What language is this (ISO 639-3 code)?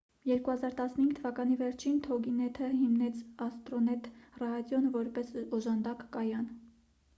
hye